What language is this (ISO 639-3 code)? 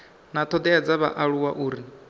ven